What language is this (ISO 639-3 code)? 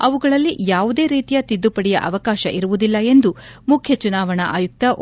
kan